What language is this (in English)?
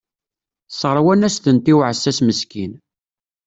Kabyle